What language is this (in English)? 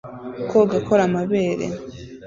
Kinyarwanda